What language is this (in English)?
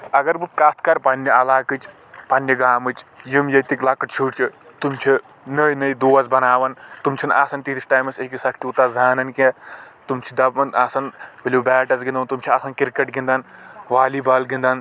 Kashmiri